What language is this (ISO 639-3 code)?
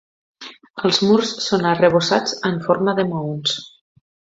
cat